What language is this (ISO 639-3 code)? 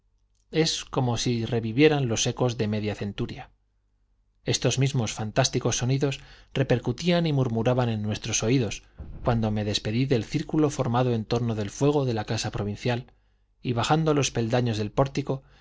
spa